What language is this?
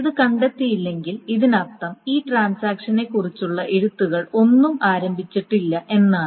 Malayalam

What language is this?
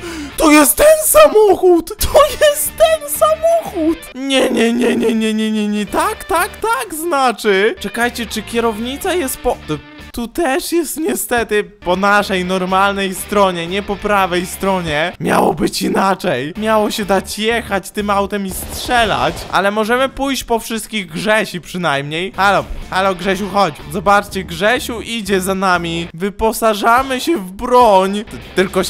Polish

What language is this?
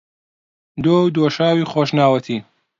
Central Kurdish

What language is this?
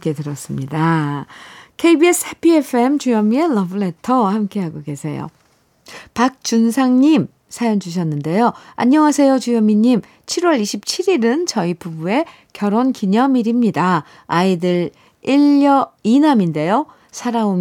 Korean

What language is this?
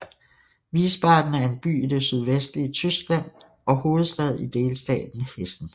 Danish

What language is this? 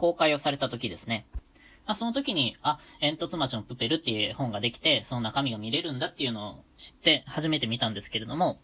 Japanese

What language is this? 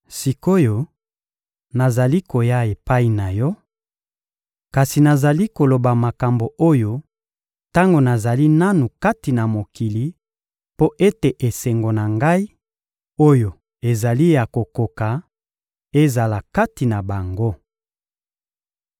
Lingala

